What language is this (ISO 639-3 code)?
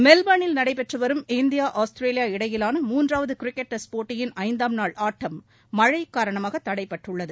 tam